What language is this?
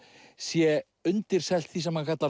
Icelandic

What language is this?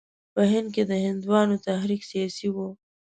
Pashto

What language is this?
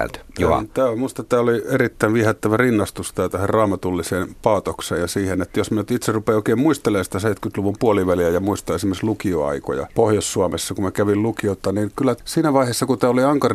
Finnish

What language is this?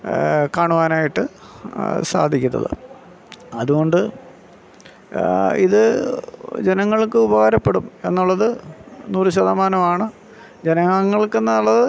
Malayalam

